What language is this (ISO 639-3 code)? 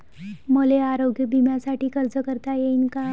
mar